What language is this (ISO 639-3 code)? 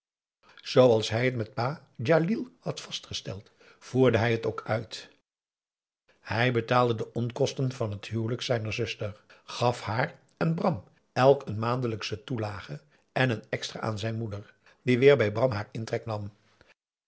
nld